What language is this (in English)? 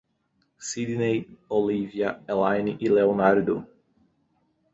Portuguese